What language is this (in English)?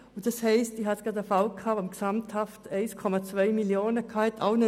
Swiss German